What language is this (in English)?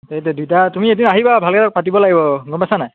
Assamese